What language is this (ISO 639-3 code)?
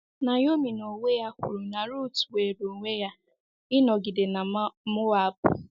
ibo